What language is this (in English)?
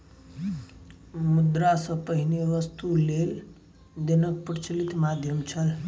Maithili